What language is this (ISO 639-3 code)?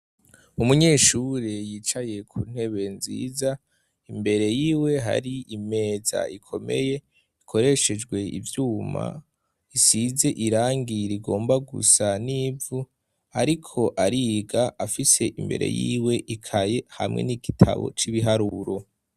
run